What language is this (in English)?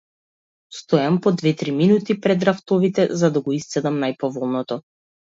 Macedonian